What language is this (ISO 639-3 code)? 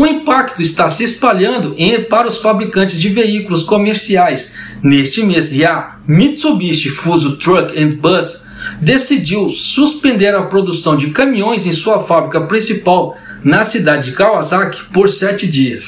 por